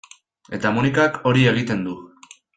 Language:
Basque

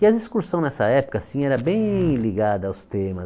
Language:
Portuguese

